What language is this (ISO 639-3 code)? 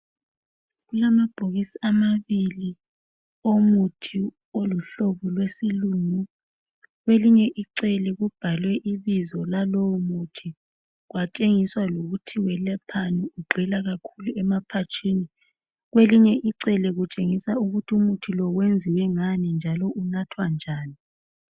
nde